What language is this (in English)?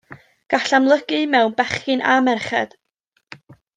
Welsh